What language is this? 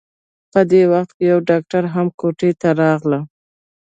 Pashto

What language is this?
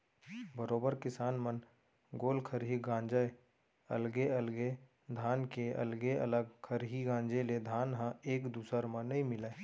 Chhattisgarhi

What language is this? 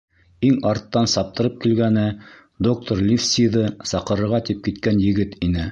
Bashkir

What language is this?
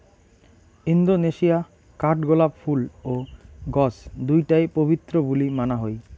Bangla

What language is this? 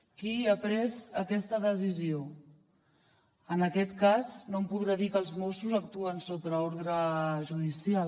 Catalan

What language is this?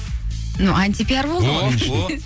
Kazakh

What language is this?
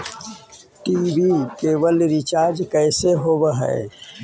Magahi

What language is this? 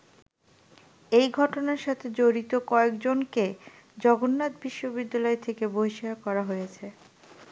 Bangla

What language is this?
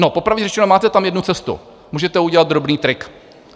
Czech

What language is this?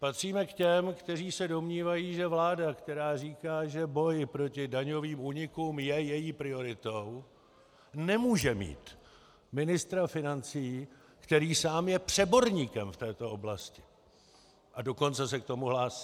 Czech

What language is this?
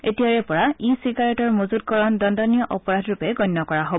Assamese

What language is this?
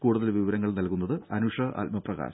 Malayalam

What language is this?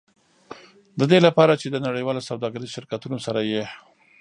Pashto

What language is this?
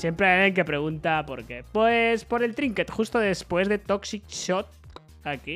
Spanish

